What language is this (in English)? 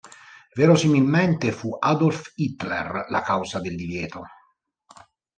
Italian